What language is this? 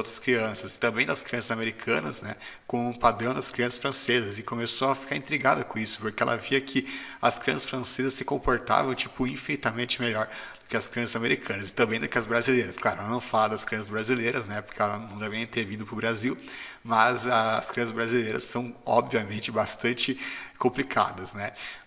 Portuguese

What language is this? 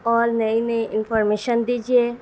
Urdu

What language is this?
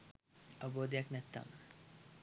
Sinhala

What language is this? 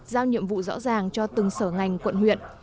Vietnamese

